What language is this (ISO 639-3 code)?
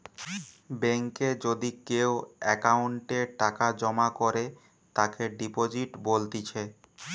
ben